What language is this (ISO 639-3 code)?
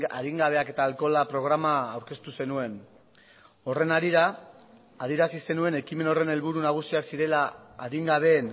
eus